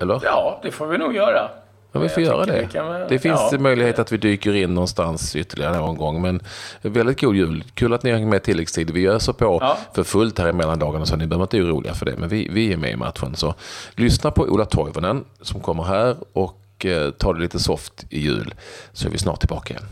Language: Swedish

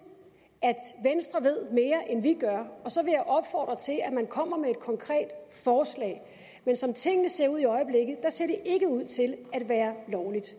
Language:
Danish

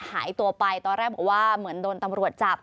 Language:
Thai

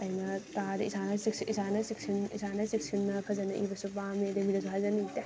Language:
Manipuri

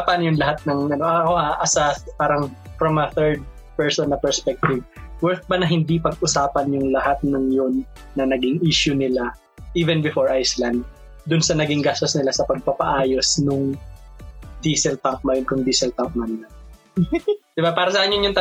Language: Filipino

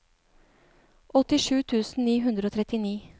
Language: Norwegian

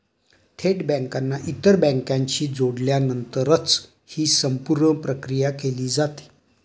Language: Marathi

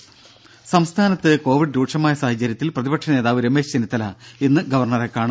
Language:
Malayalam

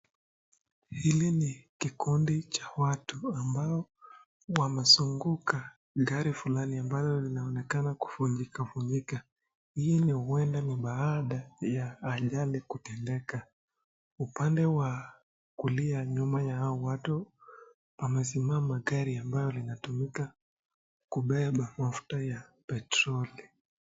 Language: Swahili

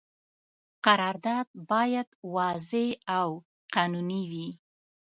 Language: Pashto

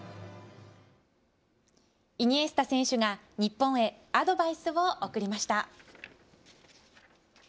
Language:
Japanese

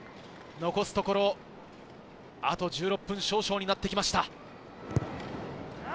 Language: Japanese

